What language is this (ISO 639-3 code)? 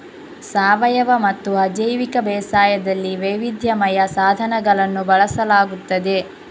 kan